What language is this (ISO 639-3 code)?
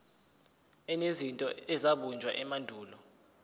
zul